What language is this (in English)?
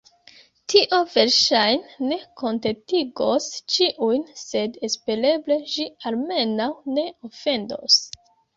Esperanto